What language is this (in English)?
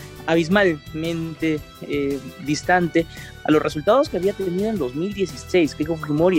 Spanish